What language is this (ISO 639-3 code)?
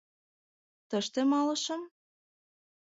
chm